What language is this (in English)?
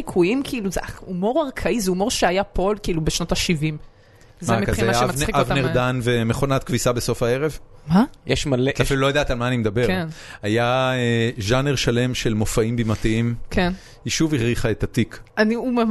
Hebrew